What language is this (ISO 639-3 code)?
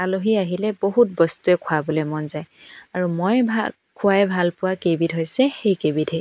asm